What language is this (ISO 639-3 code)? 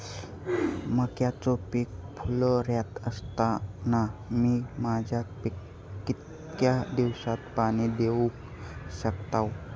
mar